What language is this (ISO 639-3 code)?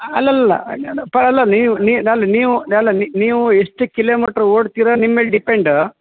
kan